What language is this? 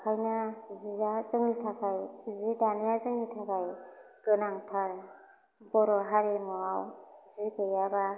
Bodo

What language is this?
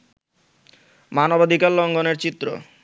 Bangla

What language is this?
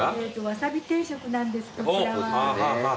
Japanese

